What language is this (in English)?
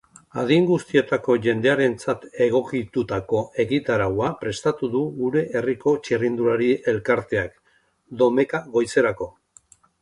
Basque